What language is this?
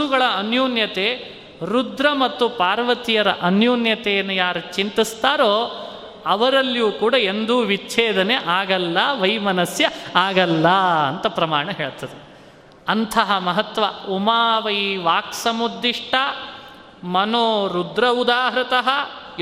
Kannada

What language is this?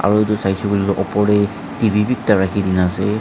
Naga Pidgin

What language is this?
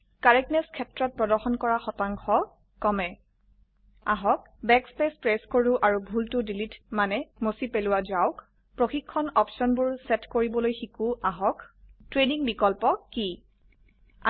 Assamese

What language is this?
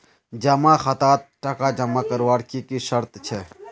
Magahi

